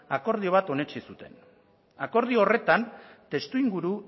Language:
Basque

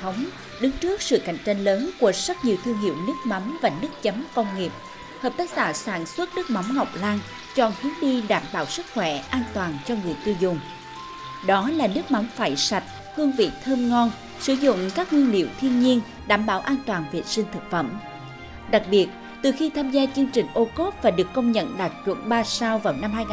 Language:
Vietnamese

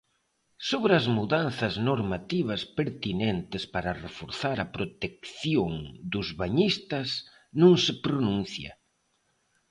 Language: Galician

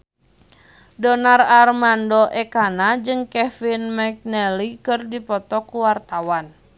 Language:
Sundanese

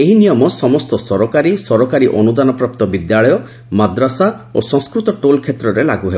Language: Odia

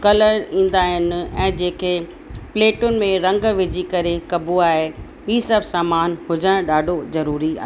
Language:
Sindhi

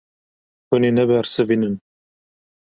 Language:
Kurdish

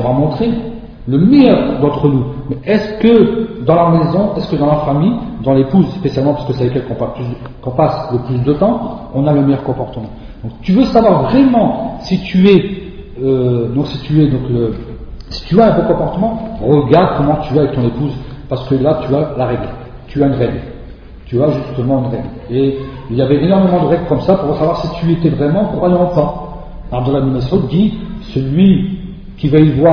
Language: French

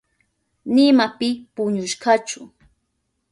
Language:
Southern Pastaza Quechua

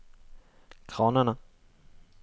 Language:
Norwegian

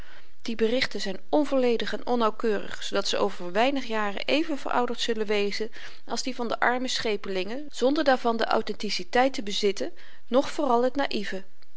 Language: Dutch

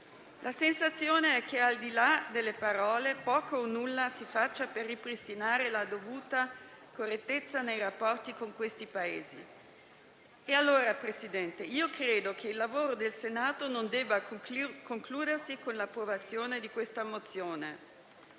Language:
Italian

